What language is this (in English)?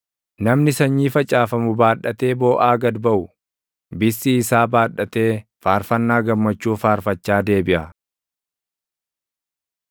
Oromo